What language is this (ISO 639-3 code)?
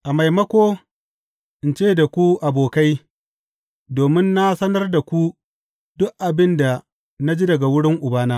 hau